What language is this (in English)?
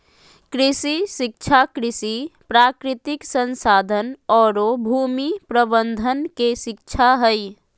Magahi